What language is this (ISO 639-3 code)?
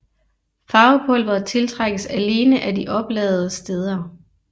dan